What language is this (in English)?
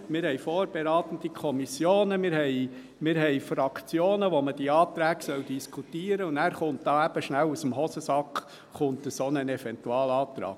Swiss German